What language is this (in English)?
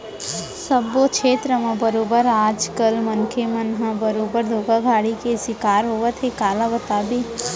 Chhattisgarhi